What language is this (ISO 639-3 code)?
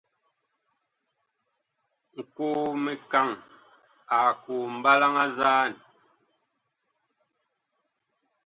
bkh